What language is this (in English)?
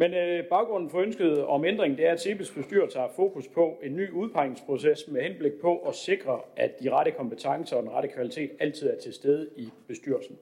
Danish